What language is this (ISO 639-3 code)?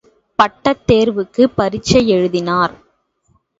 tam